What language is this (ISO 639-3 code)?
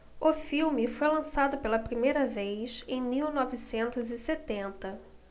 por